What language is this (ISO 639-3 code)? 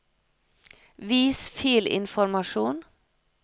nor